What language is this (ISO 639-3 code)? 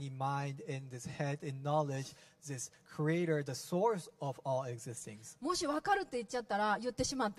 jpn